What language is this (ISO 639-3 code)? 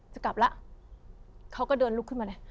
tha